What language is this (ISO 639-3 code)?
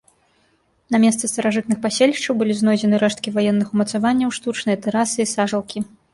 bel